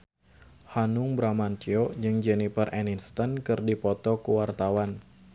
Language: Sundanese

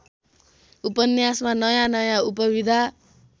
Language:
Nepali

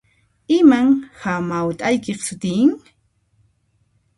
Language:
Puno Quechua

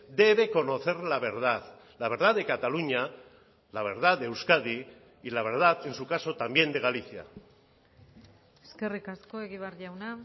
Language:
Spanish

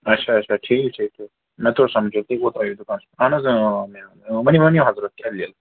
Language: Kashmiri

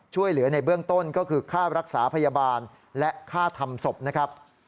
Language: Thai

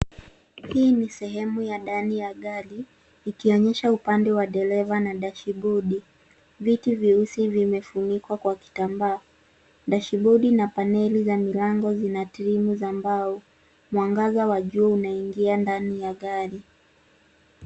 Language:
Swahili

